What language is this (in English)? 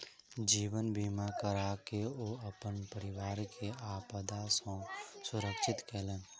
Maithili